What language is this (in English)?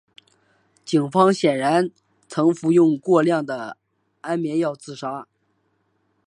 Chinese